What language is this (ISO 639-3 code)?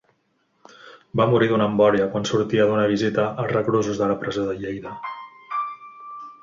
cat